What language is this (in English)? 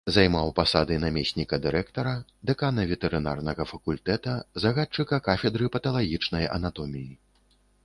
Belarusian